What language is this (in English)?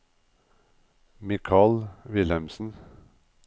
Norwegian